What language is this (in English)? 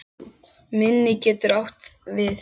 Icelandic